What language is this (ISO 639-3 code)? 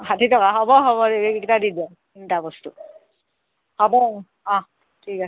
asm